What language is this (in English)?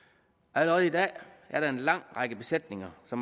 Danish